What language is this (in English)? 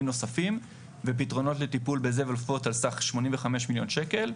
Hebrew